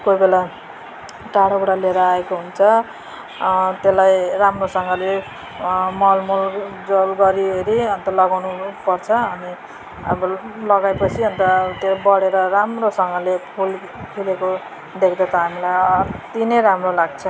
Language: Nepali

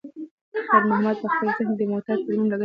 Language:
Pashto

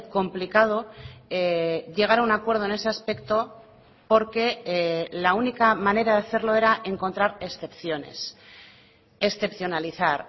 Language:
Spanish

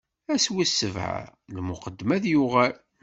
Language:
Kabyle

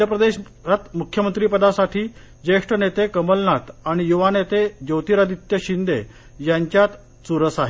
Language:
Marathi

